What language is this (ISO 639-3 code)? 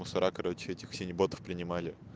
rus